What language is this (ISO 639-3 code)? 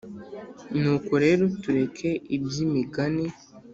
kin